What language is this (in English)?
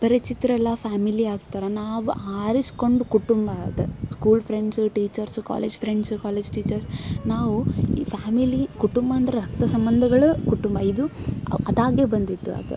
Kannada